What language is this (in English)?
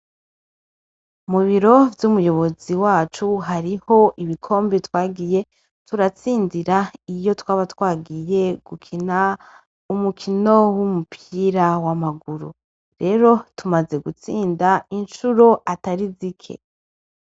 Rundi